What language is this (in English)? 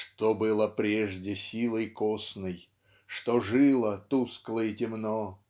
Russian